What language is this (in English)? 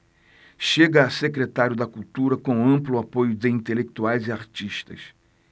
Portuguese